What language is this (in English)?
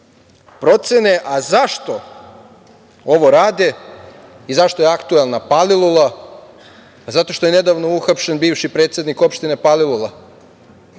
Serbian